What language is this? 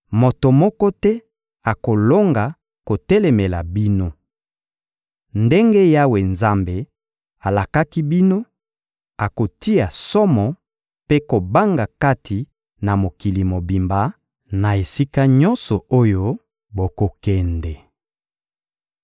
Lingala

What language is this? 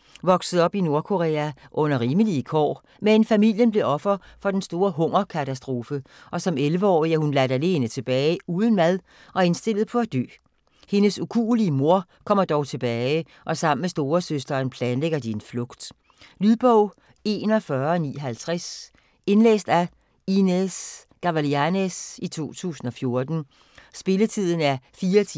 Danish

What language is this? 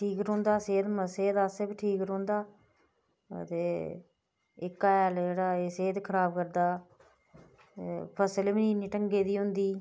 Dogri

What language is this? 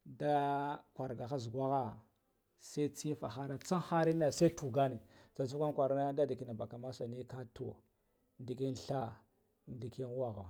Guduf-Gava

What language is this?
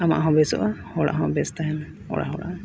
Santali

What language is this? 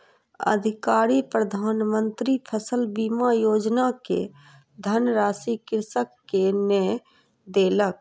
Maithili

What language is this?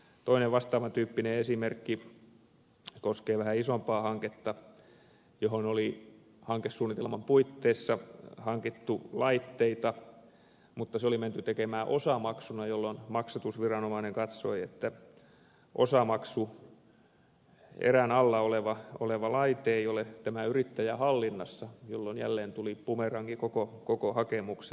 Finnish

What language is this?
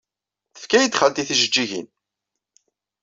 Kabyle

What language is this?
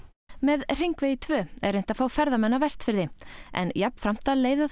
Icelandic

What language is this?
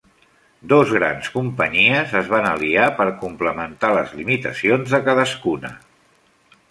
Catalan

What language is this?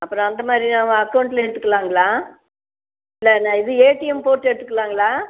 Tamil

